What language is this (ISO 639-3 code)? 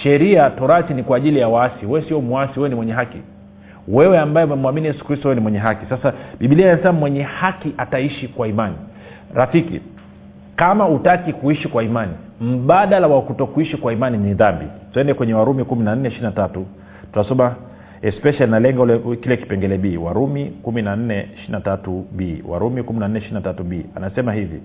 swa